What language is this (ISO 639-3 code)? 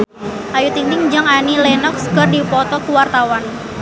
sun